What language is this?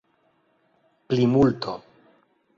Esperanto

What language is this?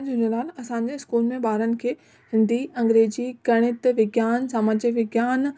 Sindhi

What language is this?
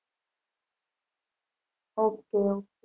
Gujarati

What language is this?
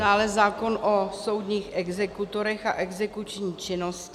Czech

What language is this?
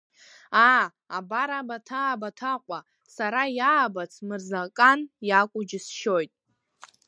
Abkhazian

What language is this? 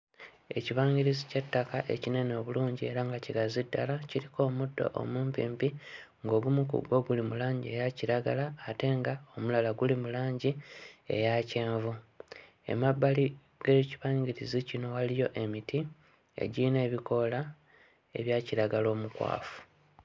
Ganda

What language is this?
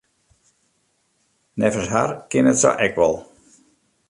Western Frisian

